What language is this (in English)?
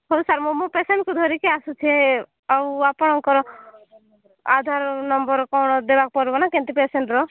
Odia